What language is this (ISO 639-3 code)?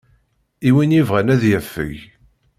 kab